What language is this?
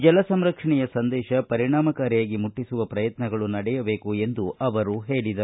Kannada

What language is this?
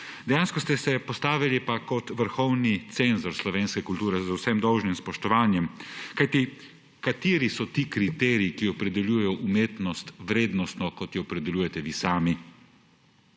Slovenian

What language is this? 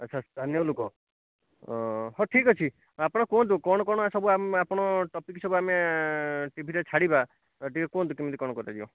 Odia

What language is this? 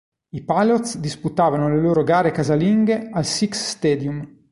Italian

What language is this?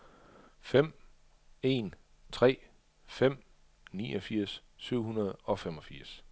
Danish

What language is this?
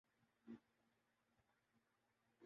Urdu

